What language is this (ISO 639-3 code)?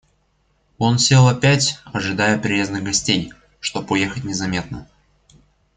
rus